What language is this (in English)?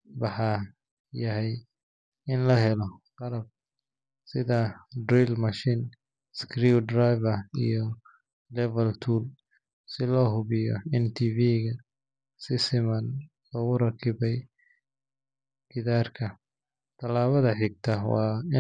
Somali